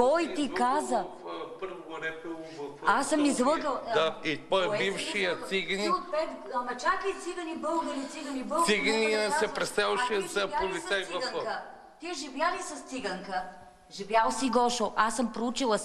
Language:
Bulgarian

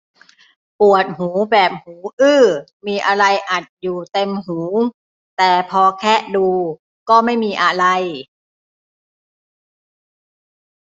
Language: Thai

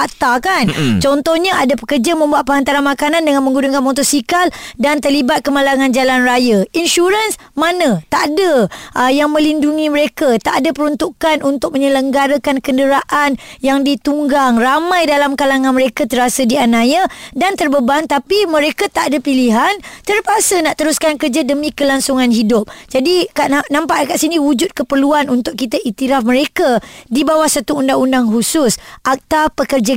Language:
Malay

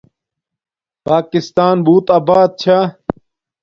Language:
Domaaki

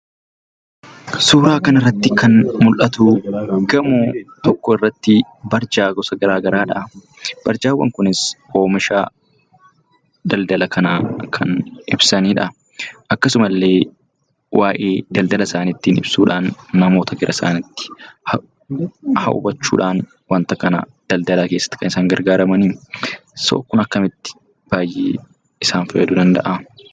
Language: Oromo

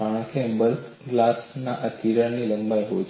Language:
Gujarati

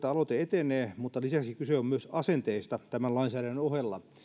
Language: Finnish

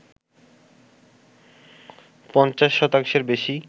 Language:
Bangla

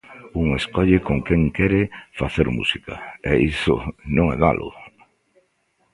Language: Galician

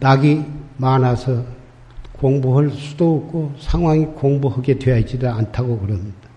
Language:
Korean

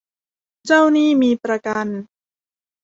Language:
Thai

